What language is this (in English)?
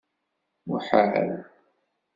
Kabyle